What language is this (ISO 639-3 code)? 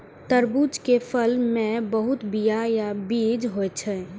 mai